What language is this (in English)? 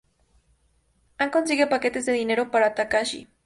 Spanish